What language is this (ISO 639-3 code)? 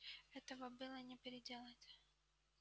rus